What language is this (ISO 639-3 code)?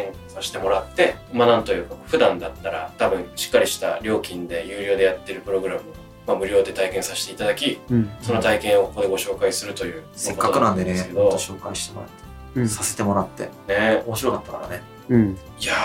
jpn